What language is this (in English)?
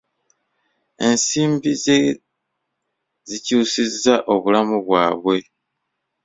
Ganda